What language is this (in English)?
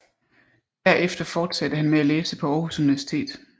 Danish